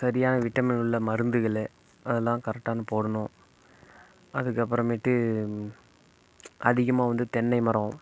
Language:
Tamil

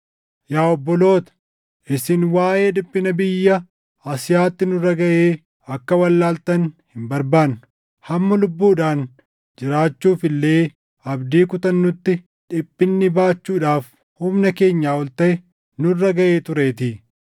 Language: Oromo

